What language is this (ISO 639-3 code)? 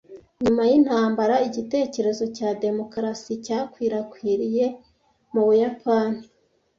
kin